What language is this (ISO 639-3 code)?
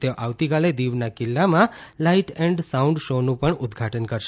guj